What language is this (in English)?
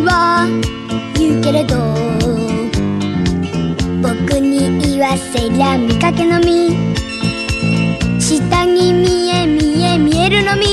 Japanese